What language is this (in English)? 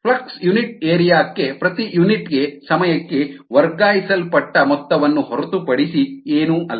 Kannada